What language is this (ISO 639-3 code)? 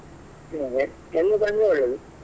kan